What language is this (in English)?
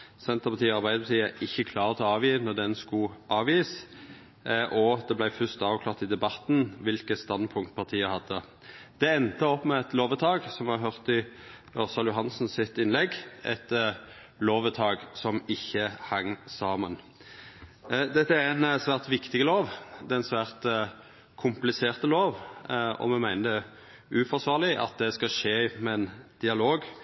Norwegian Nynorsk